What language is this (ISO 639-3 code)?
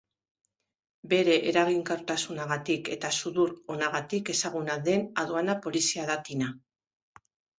eus